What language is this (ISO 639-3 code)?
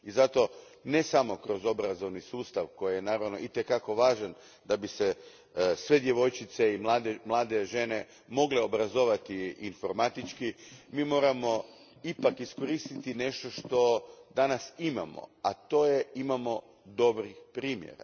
hrv